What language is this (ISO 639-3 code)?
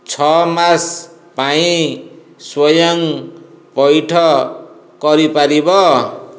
ori